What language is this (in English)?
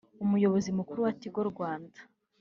Kinyarwanda